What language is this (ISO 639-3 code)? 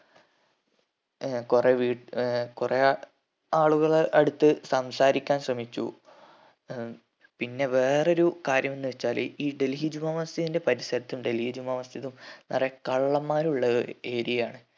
mal